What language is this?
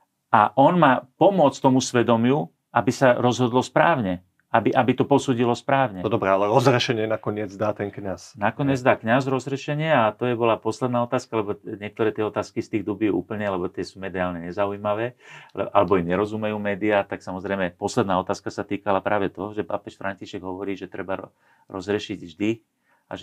Slovak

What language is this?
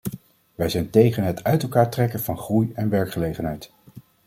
Dutch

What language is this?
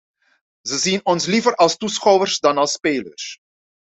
Dutch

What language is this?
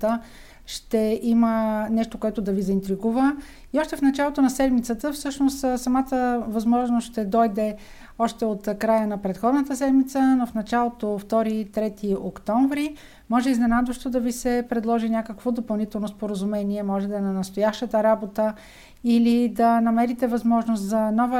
Bulgarian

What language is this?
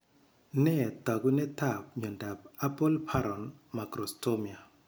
Kalenjin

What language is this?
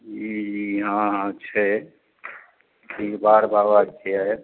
Maithili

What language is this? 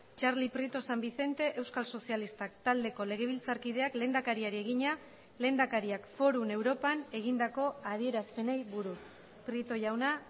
Basque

